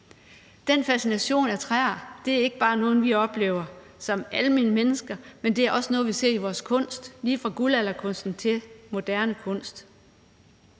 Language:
Danish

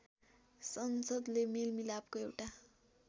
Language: Nepali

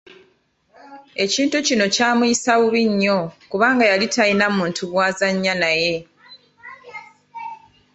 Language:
Ganda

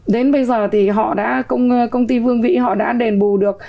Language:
Vietnamese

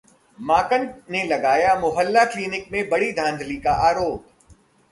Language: Hindi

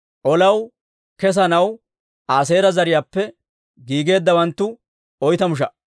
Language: Dawro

